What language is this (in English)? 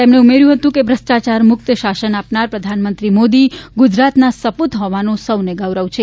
Gujarati